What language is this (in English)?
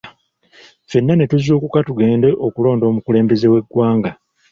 Ganda